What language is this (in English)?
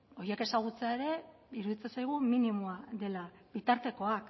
Basque